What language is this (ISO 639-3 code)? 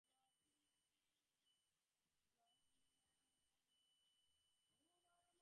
ben